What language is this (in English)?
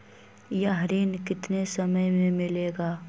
Magahi